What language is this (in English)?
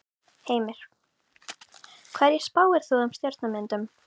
Icelandic